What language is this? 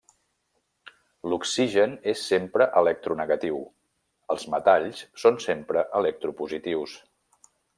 Catalan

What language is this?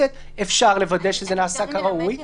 Hebrew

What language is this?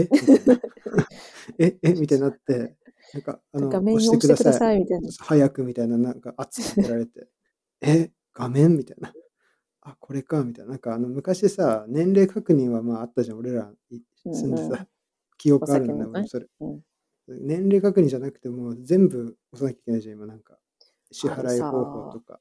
Japanese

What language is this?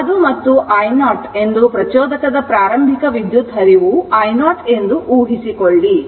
Kannada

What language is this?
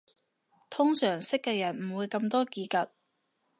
Cantonese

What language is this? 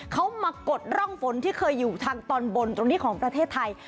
Thai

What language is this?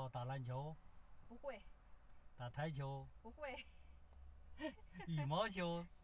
Chinese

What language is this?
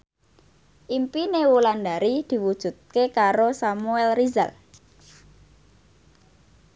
Javanese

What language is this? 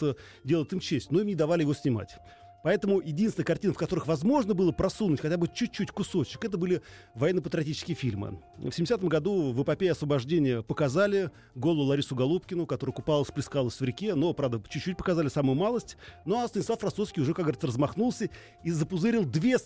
Russian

